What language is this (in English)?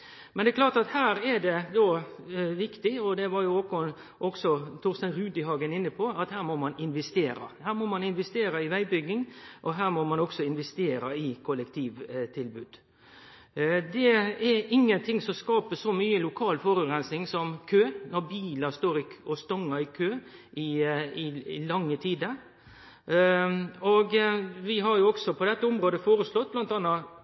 Norwegian Nynorsk